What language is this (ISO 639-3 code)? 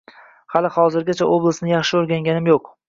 uzb